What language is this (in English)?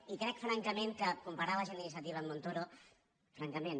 Catalan